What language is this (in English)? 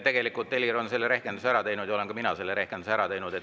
Estonian